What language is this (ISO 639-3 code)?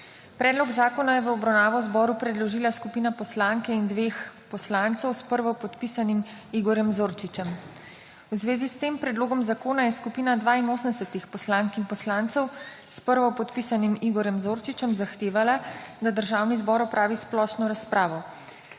slv